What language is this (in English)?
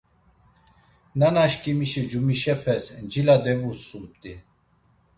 Laz